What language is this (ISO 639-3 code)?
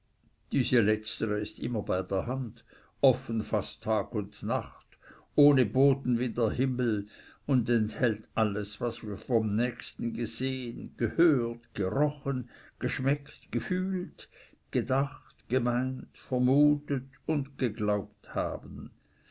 deu